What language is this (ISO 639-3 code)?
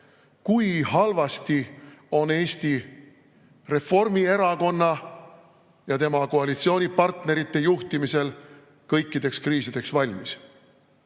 est